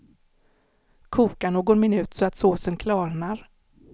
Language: Swedish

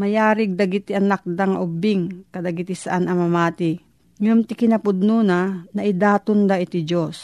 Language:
Filipino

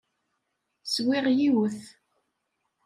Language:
Kabyle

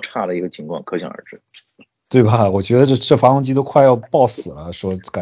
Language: Chinese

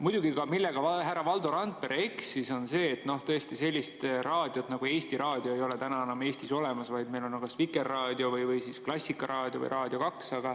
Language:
Estonian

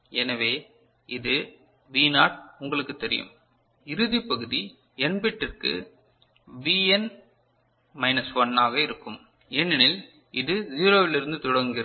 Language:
Tamil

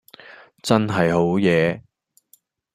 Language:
Cantonese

